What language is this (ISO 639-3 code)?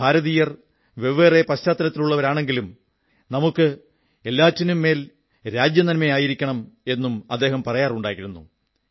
mal